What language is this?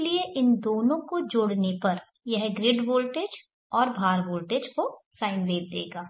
Hindi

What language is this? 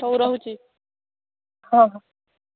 Odia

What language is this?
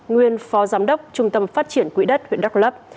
Vietnamese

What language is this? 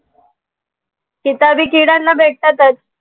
Marathi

